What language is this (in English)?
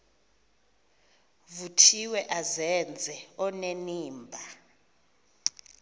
Xhosa